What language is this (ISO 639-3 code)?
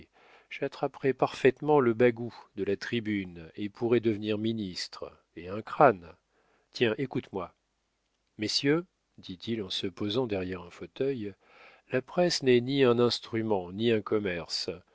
fra